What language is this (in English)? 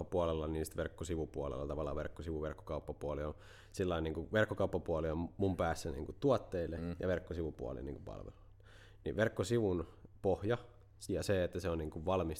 Finnish